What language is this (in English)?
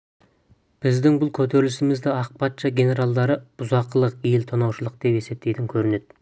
Kazakh